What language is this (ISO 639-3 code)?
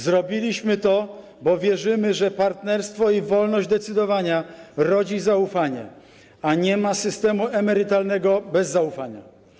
pol